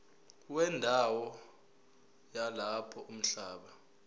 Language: Zulu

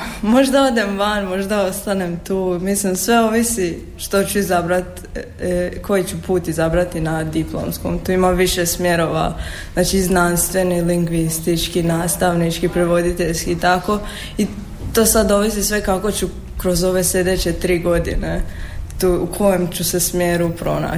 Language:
Croatian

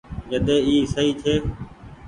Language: Goaria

